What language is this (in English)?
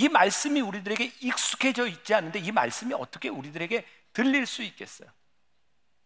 Korean